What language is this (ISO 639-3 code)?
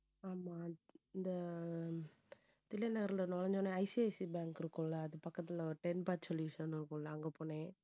tam